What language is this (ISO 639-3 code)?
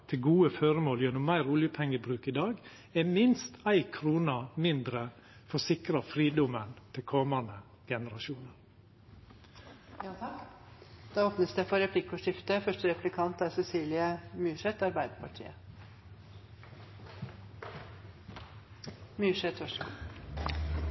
nor